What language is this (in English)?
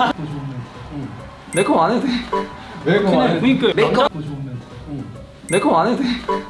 Korean